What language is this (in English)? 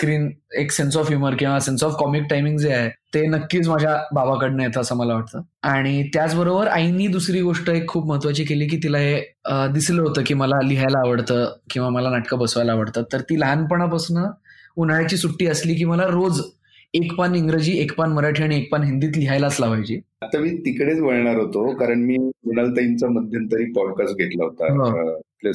Marathi